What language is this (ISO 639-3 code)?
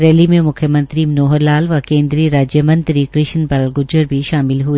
hin